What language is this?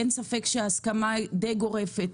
Hebrew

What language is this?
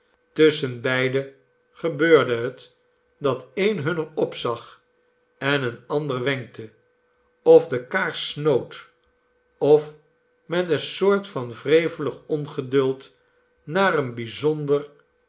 Dutch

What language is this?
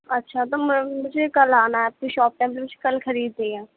Urdu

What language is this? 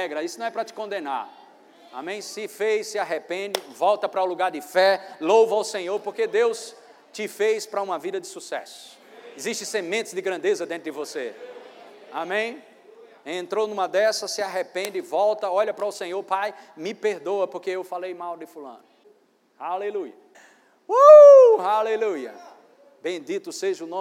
Portuguese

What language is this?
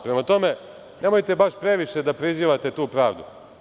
Serbian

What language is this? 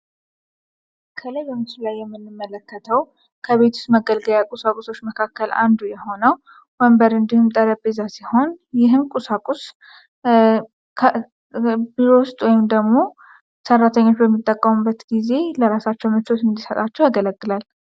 Amharic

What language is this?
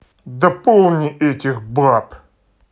Russian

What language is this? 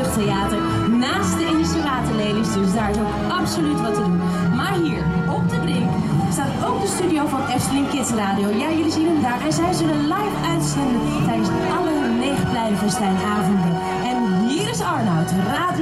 Dutch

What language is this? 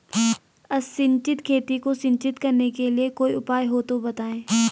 Hindi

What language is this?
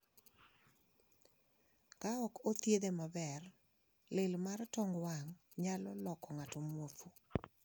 Luo (Kenya and Tanzania)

